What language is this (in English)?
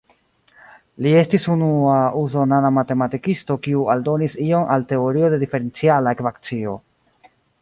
Esperanto